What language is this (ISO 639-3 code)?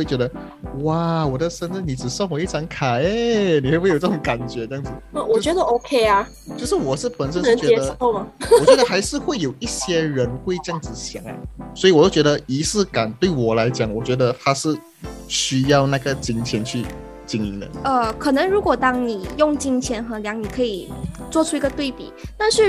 zho